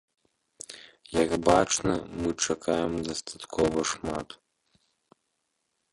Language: Belarusian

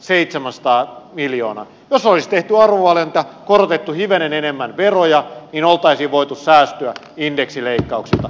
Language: Finnish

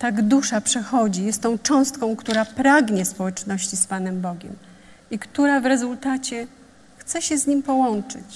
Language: Polish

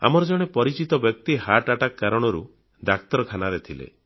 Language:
Odia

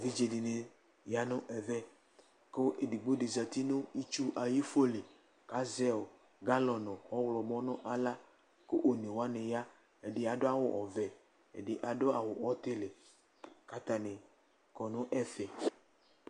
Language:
Ikposo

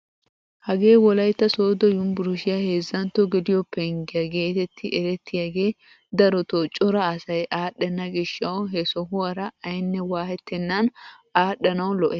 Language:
Wolaytta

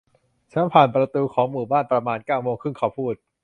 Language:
Thai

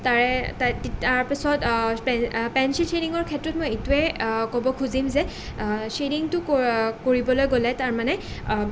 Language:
Assamese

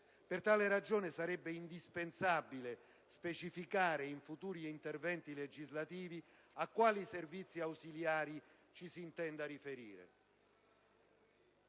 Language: Italian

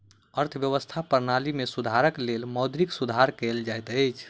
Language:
Maithili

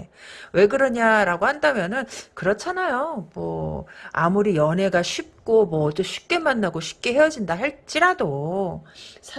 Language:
Korean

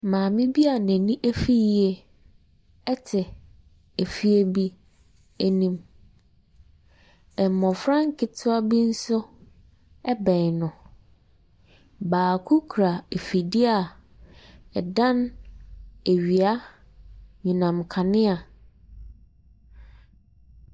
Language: Akan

